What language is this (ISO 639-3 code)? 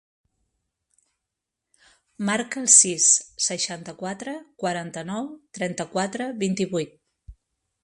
cat